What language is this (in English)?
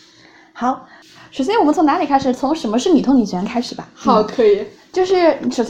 Chinese